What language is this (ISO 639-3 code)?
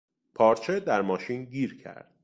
fas